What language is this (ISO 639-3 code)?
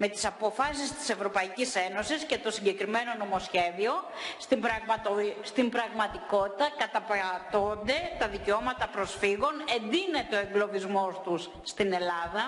ell